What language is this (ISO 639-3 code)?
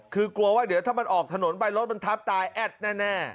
tha